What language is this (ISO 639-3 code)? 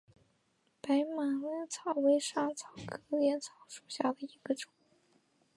zho